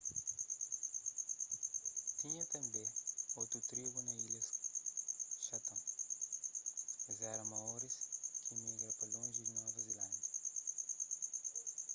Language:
Kabuverdianu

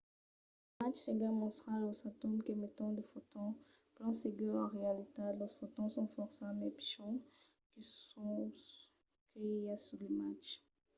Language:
Occitan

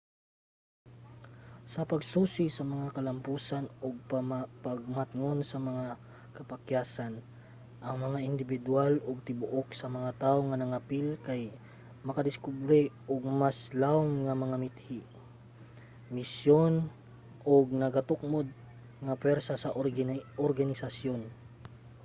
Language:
Cebuano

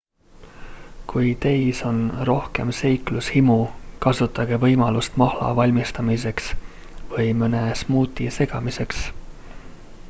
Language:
Estonian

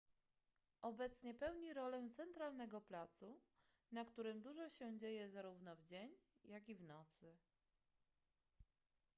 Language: Polish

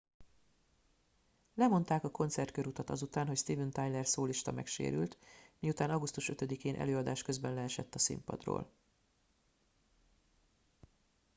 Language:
Hungarian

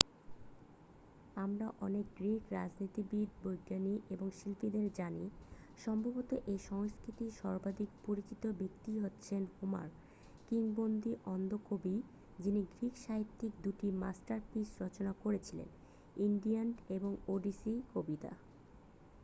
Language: Bangla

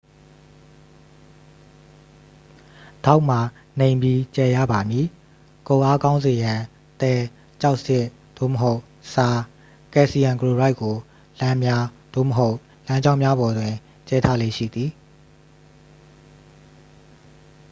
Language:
Burmese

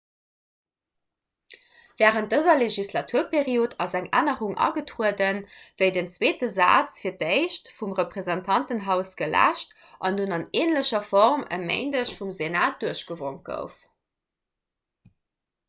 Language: Luxembourgish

